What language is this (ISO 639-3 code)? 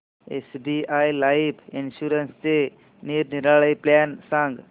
mar